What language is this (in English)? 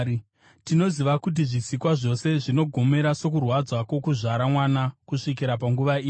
Shona